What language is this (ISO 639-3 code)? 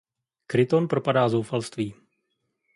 ces